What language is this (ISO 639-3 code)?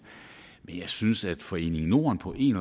dan